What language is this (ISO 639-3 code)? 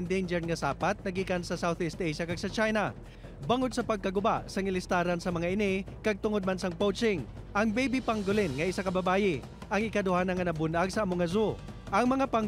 fil